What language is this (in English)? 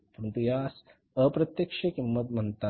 Marathi